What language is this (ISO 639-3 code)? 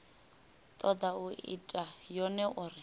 ven